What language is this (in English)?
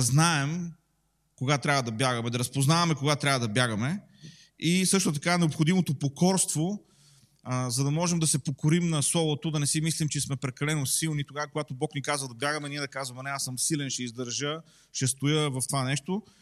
Bulgarian